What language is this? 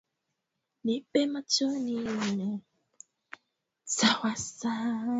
Swahili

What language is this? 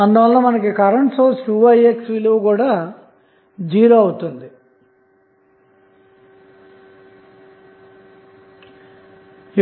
Telugu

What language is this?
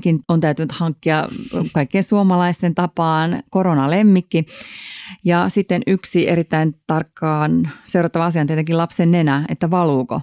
Finnish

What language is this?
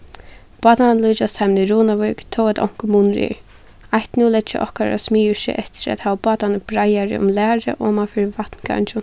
Faroese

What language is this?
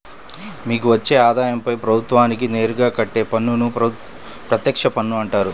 Telugu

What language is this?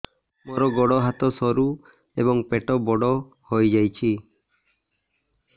Odia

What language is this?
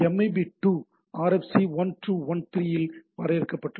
Tamil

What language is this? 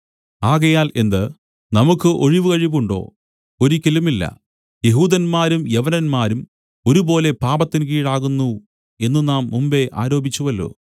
Malayalam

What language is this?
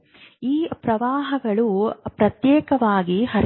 Kannada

